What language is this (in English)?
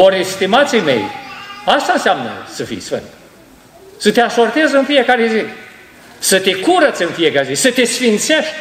Romanian